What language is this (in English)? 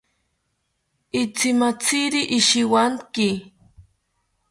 South Ucayali Ashéninka